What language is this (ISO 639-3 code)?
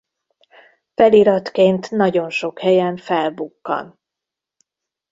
hun